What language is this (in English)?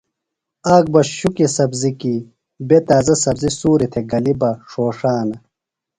Phalura